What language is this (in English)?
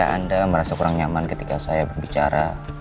Indonesian